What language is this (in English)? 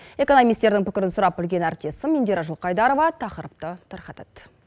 Kazakh